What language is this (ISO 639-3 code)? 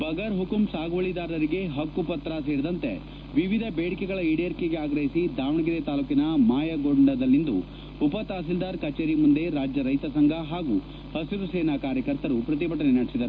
kan